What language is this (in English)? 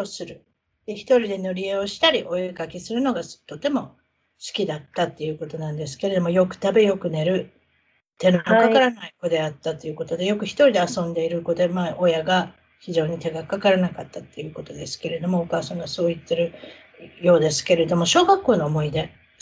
Japanese